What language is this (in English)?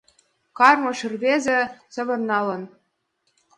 Mari